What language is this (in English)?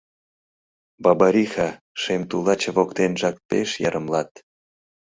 Mari